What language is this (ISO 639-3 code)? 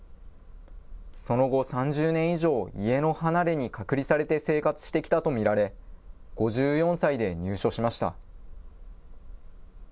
jpn